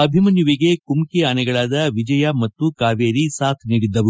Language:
Kannada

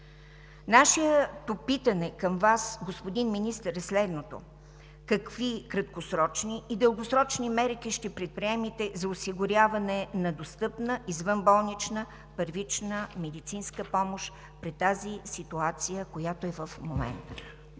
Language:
Bulgarian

